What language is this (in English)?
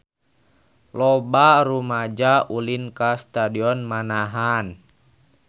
Sundanese